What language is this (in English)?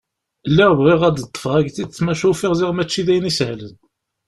Kabyle